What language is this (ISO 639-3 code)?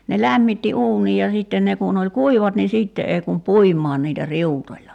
fin